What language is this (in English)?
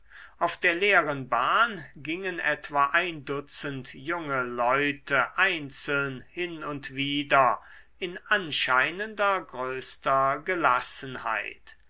German